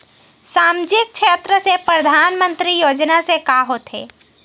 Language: Chhattisgarhi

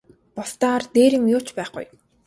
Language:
Mongolian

